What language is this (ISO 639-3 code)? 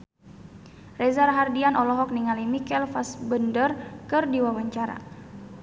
sun